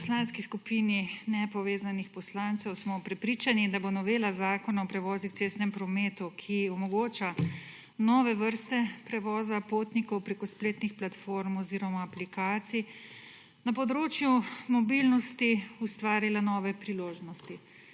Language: Slovenian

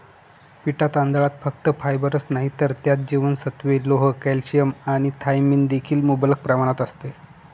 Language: Marathi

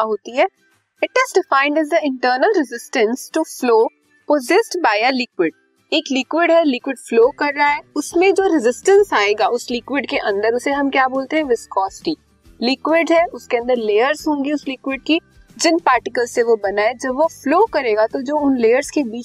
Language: Hindi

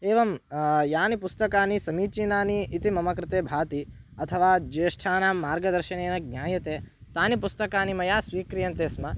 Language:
Sanskrit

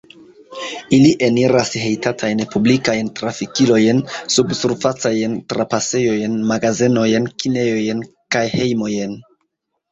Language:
Esperanto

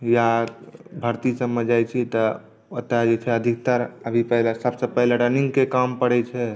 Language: Maithili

